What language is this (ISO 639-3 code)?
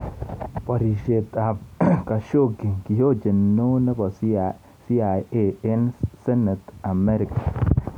kln